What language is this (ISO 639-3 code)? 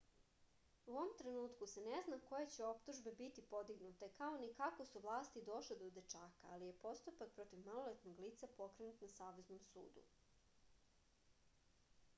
srp